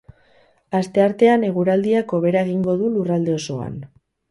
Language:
Basque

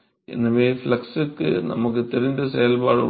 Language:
Tamil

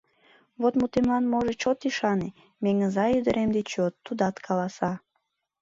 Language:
Mari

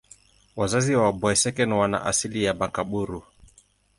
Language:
Swahili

